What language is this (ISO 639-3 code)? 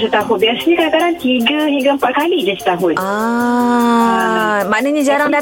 msa